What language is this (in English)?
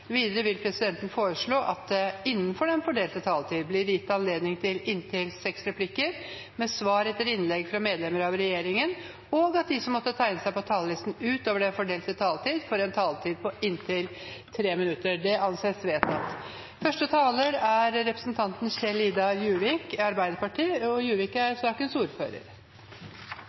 Norwegian